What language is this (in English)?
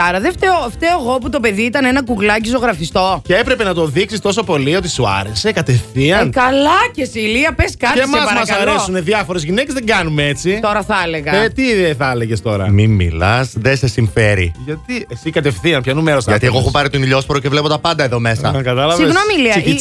Greek